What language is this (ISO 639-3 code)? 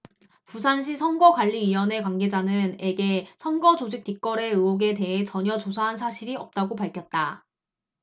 kor